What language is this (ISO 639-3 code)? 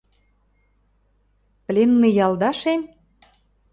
mrj